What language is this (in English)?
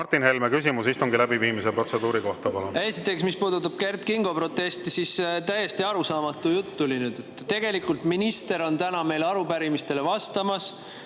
Estonian